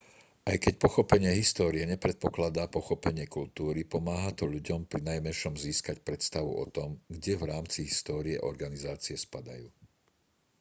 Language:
Slovak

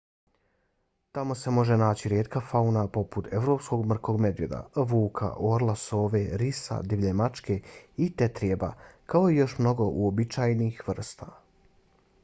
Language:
Bosnian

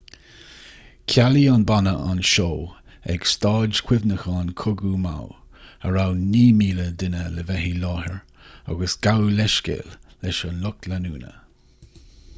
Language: Irish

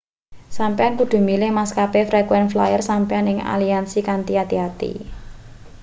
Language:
Javanese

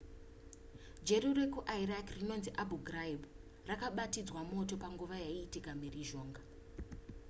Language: Shona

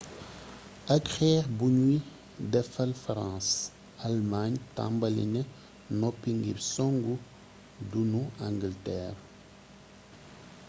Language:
Wolof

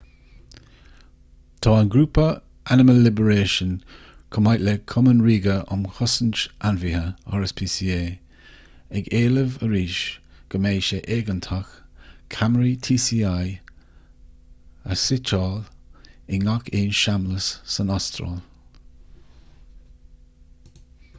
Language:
Irish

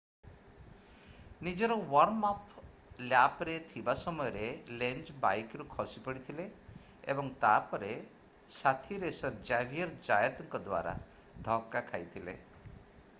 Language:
Odia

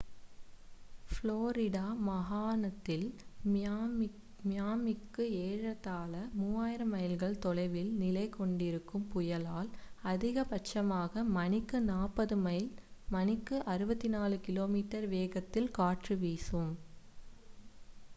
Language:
Tamil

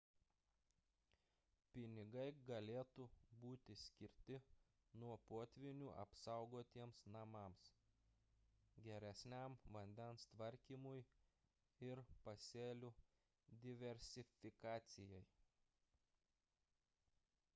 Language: Lithuanian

